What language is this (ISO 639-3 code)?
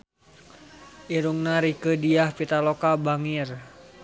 sun